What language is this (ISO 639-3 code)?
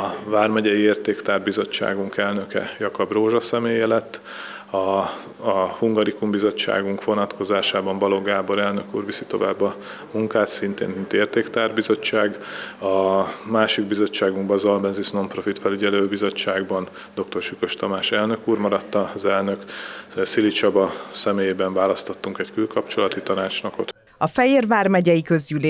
hun